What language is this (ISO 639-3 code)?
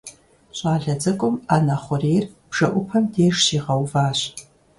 kbd